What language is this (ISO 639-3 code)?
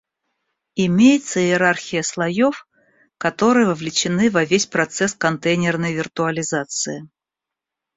rus